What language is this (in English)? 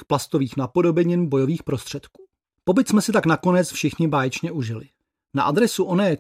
Czech